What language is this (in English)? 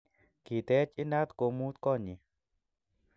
Kalenjin